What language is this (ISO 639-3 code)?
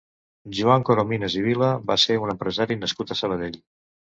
cat